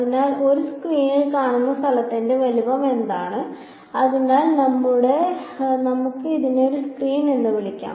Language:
Malayalam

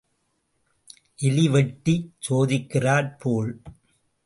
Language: Tamil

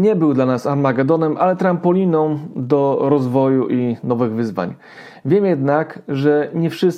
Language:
Polish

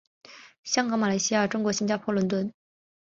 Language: Chinese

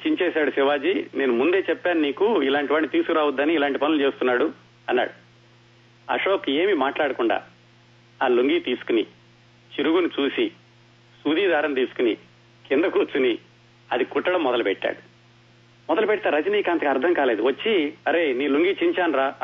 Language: Telugu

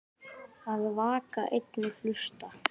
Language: Icelandic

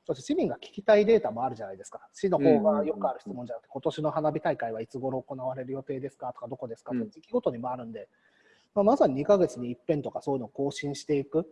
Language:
Japanese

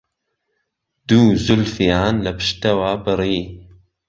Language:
Central Kurdish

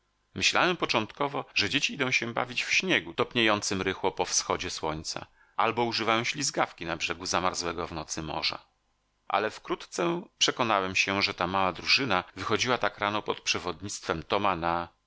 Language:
Polish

